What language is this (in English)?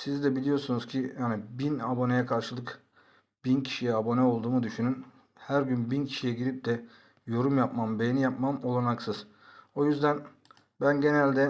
Turkish